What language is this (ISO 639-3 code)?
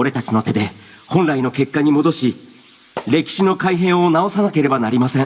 jpn